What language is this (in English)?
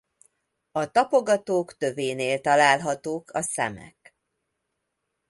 Hungarian